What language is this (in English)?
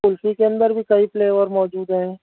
Urdu